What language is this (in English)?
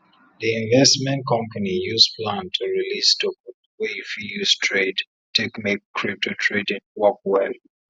Nigerian Pidgin